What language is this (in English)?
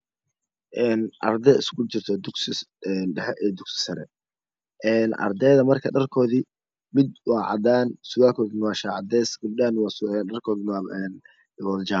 Somali